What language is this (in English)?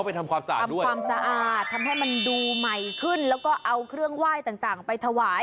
Thai